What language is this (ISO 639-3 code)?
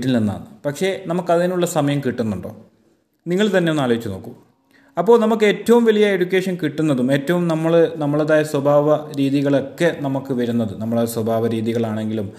mal